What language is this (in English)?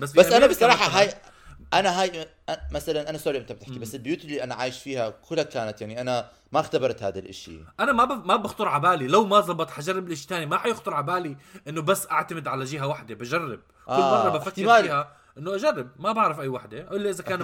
Arabic